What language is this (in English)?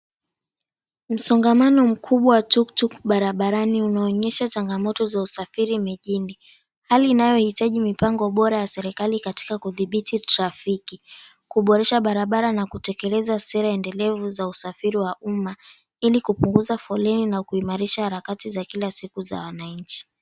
Swahili